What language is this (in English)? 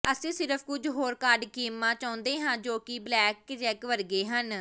Punjabi